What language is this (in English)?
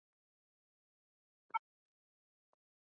Chinese